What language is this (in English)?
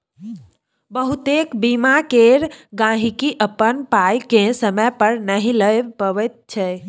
Maithili